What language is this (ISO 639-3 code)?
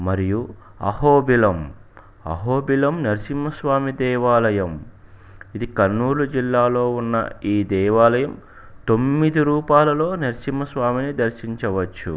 tel